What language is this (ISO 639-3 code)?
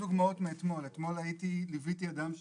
heb